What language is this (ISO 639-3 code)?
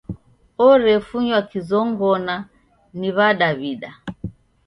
dav